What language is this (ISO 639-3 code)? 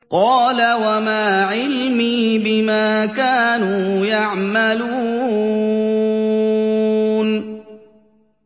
ara